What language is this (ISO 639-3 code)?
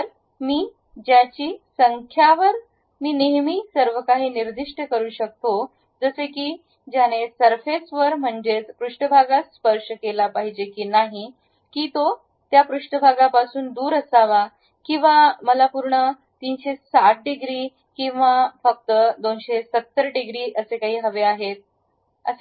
mar